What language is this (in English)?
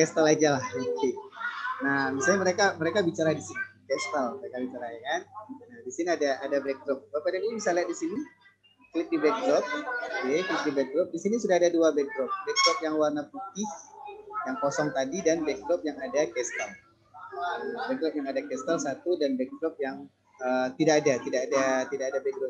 Indonesian